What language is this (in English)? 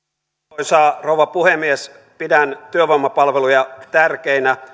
Finnish